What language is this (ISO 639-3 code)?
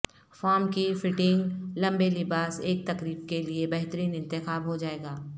urd